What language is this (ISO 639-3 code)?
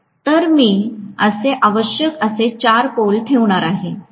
mar